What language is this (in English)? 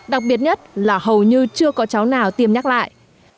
Vietnamese